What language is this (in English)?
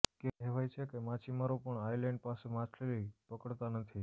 Gujarati